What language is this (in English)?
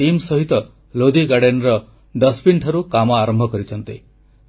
Odia